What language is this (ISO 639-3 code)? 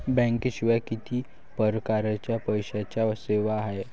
mar